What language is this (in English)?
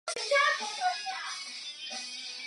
Chinese